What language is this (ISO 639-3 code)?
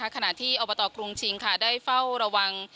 tha